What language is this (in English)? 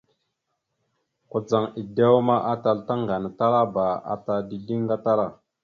Mada (Cameroon)